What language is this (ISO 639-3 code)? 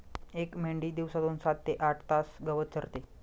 mar